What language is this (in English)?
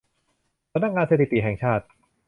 Thai